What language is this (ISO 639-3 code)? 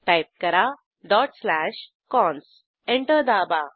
mar